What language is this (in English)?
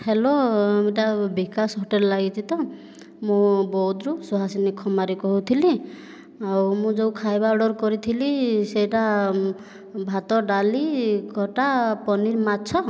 Odia